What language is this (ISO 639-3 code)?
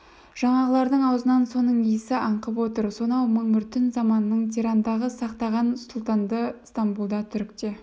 kaz